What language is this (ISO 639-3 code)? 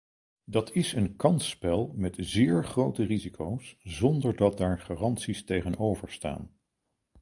nld